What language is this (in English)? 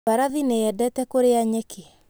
Kikuyu